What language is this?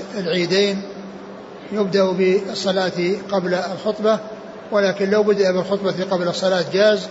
Arabic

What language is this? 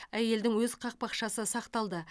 Kazakh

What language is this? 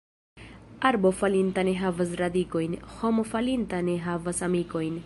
Esperanto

